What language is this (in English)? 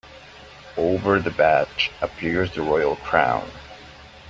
English